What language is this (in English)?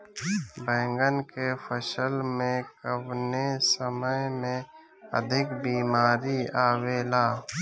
Bhojpuri